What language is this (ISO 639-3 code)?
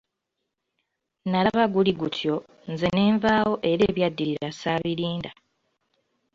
lug